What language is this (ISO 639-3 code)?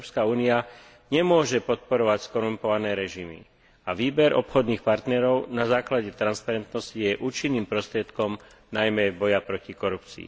slk